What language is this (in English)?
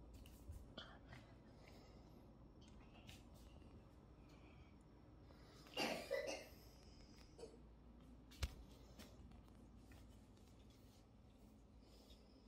Korean